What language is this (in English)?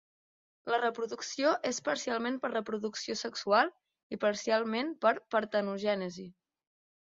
Catalan